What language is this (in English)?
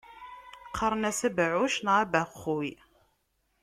Kabyle